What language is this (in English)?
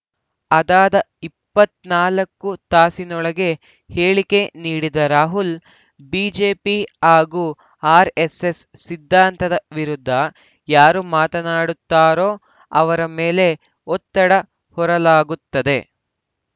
Kannada